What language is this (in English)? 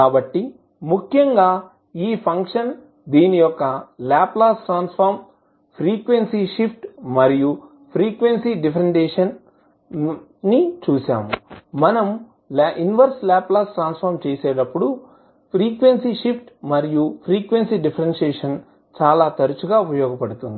Telugu